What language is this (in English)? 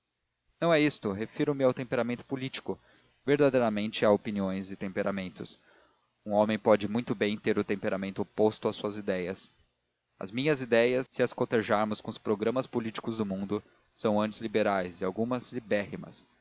Portuguese